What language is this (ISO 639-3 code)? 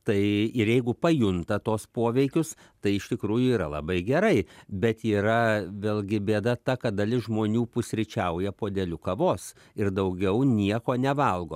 lit